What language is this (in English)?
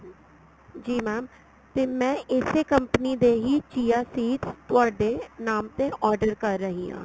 Punjabi